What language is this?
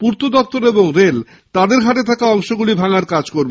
Bangla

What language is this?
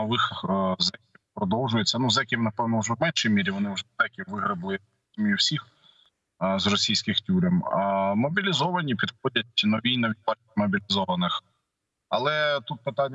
Ukrainian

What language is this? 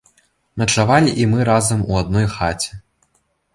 Belarusian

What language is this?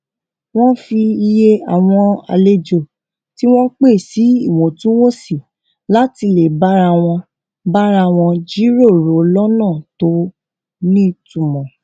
Yoruba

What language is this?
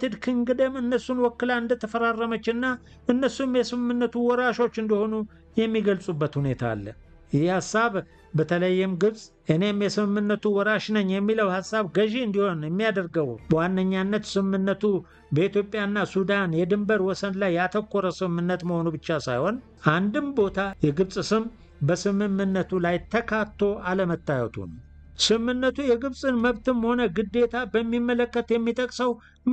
Arabic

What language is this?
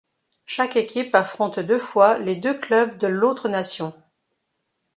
French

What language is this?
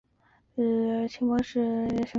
Chinese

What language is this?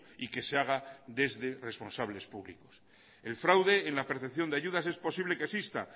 Spanish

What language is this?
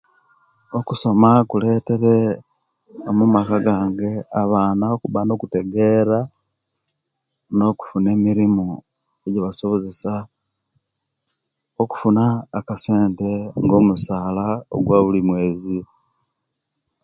Kenyi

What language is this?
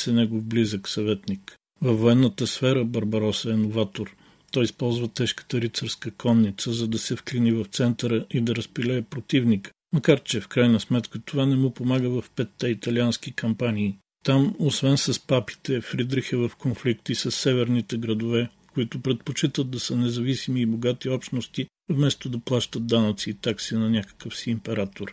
Bulgarian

